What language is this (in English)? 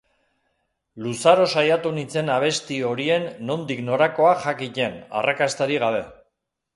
Basque